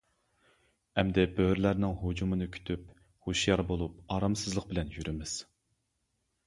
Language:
Uyghur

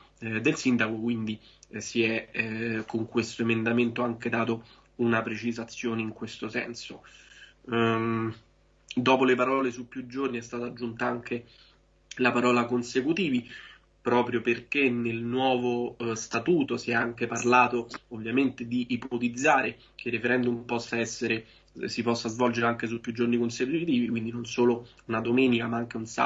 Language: Italian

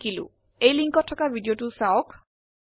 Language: Assamese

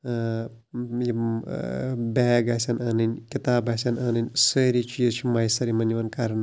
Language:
Kashmiri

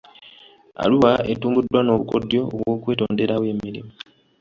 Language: Ganda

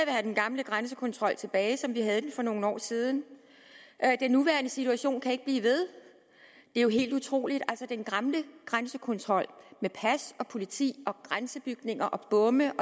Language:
Danish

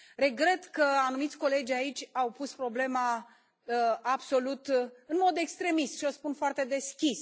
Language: Romanian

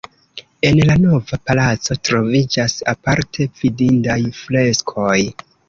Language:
Esperanto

